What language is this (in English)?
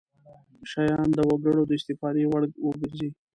Pashto